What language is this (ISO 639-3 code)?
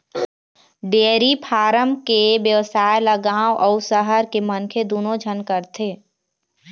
hne